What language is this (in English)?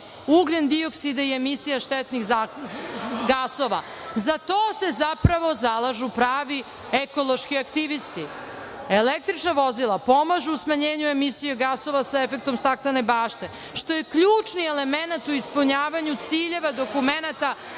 Serbian